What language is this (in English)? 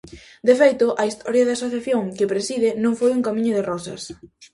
Galician